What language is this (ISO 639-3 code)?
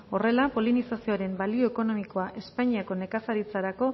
eus